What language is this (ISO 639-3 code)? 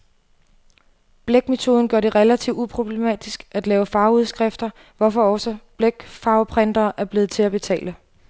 dan